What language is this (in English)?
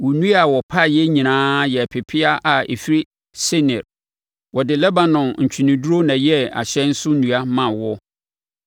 Akan